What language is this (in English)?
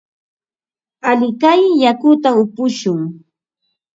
Ambo-Pasco Quechua